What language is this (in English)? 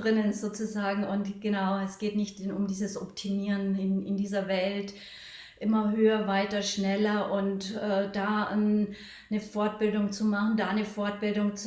German